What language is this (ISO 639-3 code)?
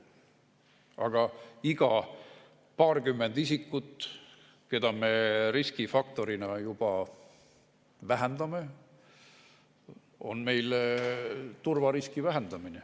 est